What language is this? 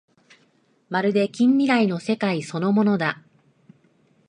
Japanese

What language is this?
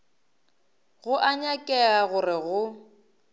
Northern Sotho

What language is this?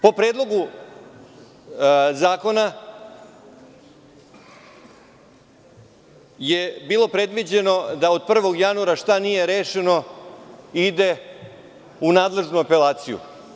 Serbian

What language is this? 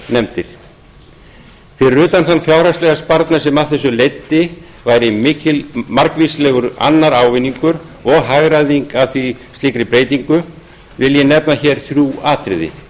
Icelandic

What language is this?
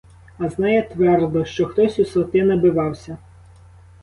Ukrainian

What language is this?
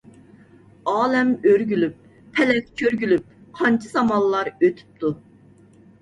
Uyghur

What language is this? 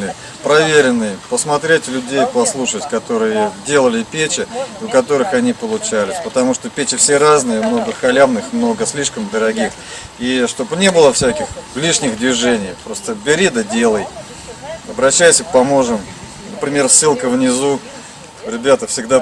Russian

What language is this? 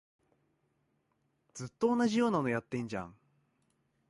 Japanese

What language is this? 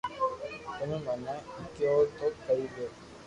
Loarki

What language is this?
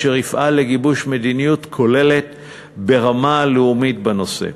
Hebrew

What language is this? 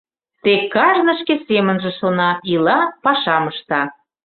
Mari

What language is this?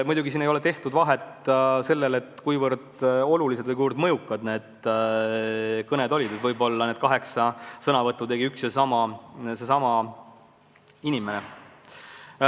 Estonian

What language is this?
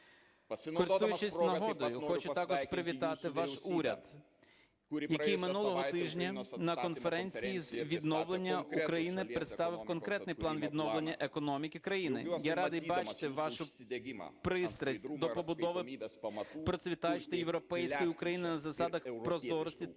Ukrainian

